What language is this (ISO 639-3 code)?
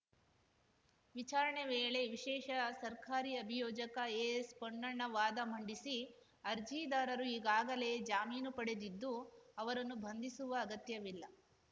kan